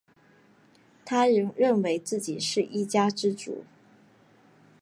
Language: Chinese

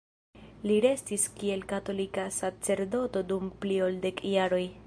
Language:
Esperanto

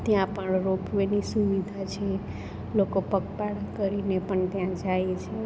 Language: Gujarati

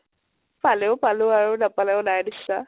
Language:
Assamese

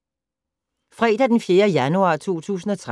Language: Danish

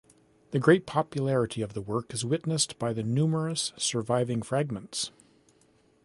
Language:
English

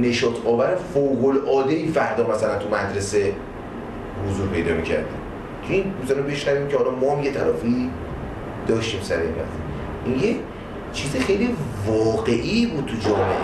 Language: Persian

